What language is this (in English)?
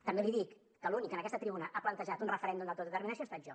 Catalan